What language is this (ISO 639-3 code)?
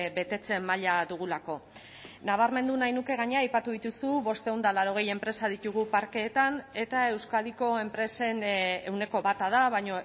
eus